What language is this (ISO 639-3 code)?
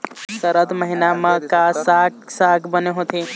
hne